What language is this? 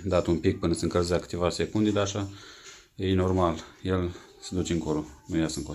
Romanian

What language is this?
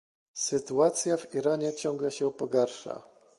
Polish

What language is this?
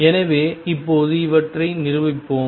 Tamil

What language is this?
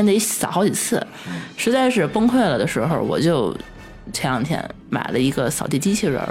Chinese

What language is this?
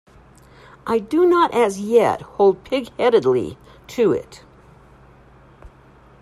English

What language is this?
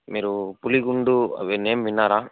Telugu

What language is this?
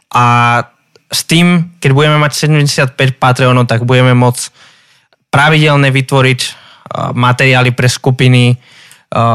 Slovak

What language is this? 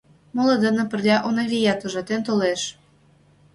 Mari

